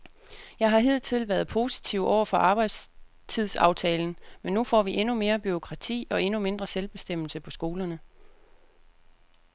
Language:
Danish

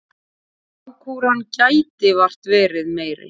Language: Icelandic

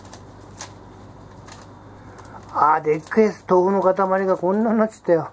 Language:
Japanese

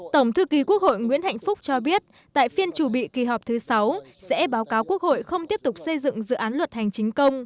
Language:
Vietnamese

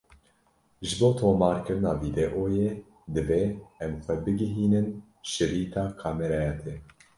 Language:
Kurdish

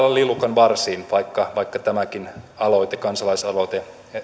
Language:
Finnish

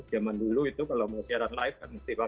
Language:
Indonesian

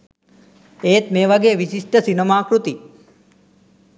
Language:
Sinhala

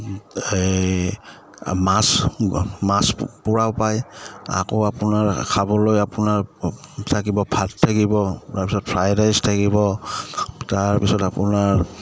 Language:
Assamese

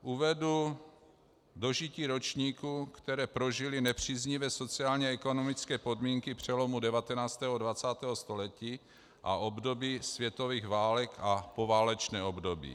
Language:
Czech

